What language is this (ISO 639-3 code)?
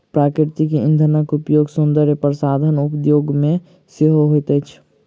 mai